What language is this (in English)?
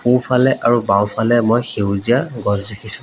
Assamese